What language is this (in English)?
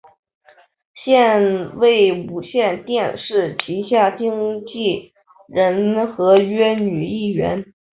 Chinese